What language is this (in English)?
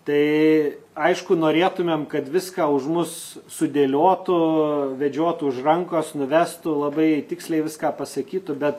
Lithuanian